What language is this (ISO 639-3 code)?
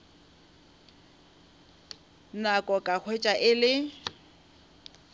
nso